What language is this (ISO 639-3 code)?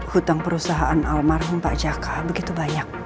ind